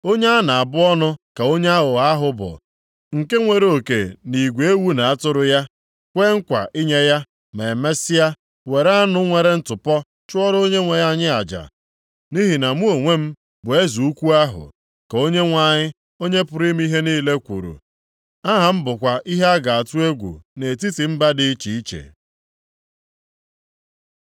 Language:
Igbo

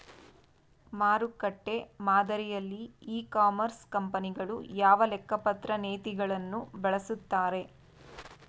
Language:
Kannada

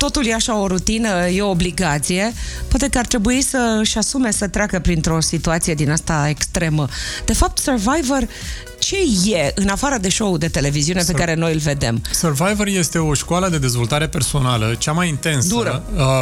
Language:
Romanian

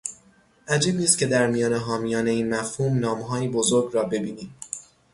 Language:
Persian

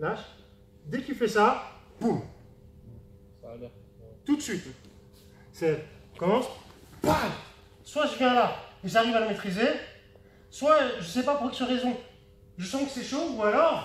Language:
French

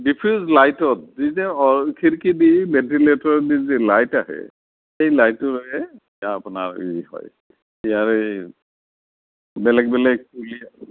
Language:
Assamese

